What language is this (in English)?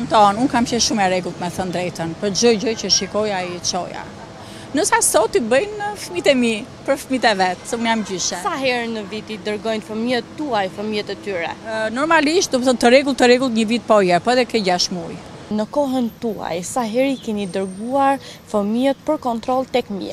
Romanian